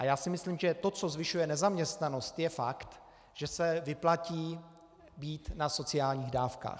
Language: Czech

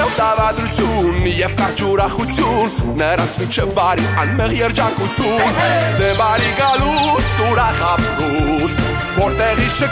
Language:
Romanian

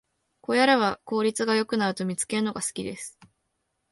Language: Japanese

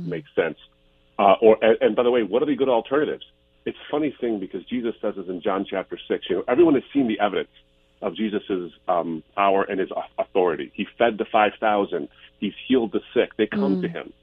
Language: English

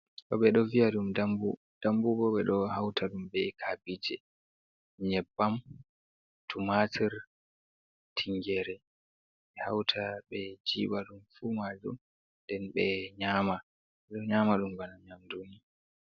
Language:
Fula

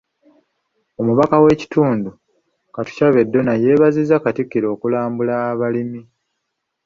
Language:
Ganda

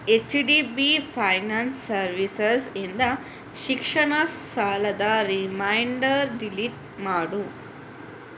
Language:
Kannada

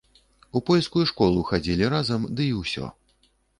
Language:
Belarusian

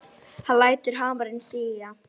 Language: Icelandic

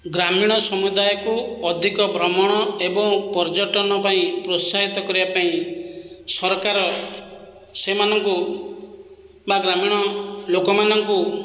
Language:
Odia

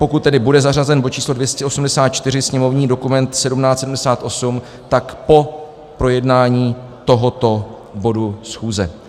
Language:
Czech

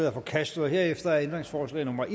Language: Danish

